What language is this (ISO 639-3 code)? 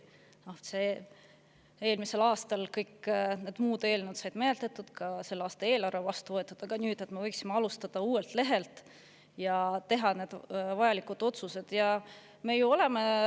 est